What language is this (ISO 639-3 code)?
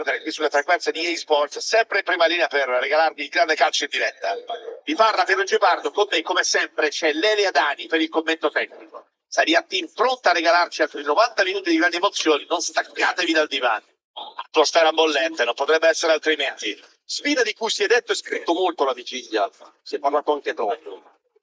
ita